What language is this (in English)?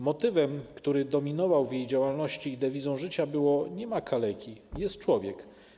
Polish